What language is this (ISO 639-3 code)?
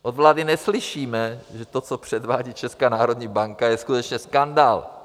ces